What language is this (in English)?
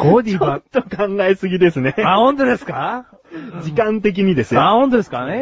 Japanese